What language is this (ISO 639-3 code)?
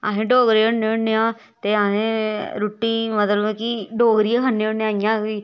doi